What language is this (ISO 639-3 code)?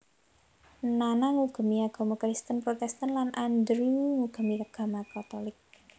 jav